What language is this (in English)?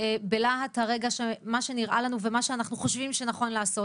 Hebrew